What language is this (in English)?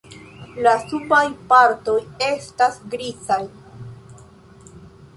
Esperanto